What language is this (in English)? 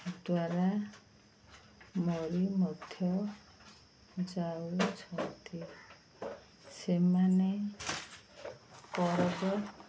Odia